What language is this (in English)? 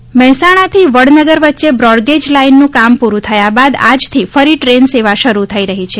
Gujarati